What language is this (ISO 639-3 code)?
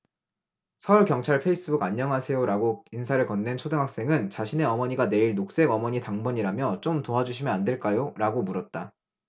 kor